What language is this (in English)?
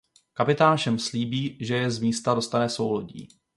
Czech